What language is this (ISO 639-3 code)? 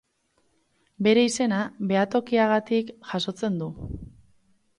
eus